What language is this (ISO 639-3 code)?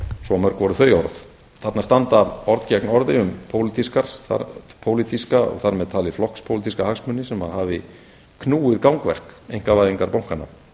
isl